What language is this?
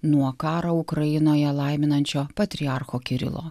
Lithuanian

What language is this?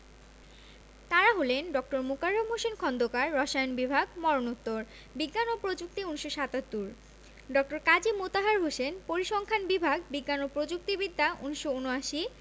Bangla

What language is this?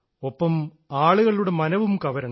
Malayalam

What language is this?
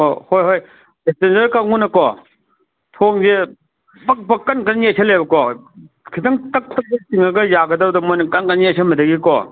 Manipuri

